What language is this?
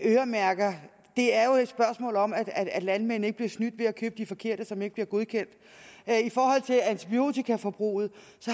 Danish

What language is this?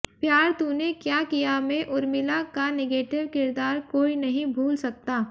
Hindi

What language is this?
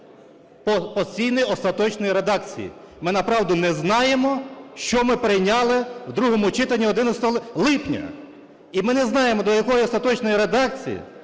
Ukrainian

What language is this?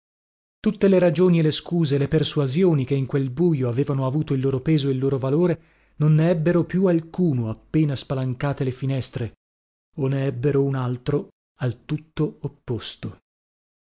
Italian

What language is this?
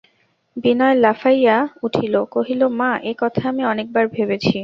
Bangla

